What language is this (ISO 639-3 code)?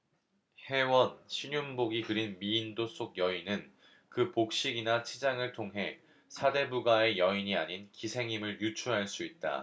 kor